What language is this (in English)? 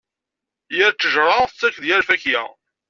Kabyle